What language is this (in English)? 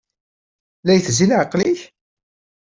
Kabyle